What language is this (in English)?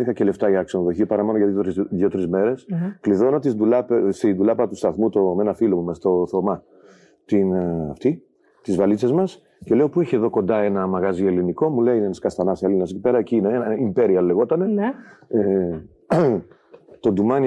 Greek